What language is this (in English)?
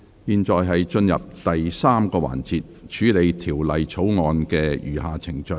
Cantonese